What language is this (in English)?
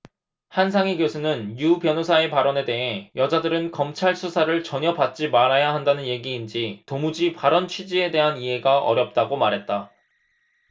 Korean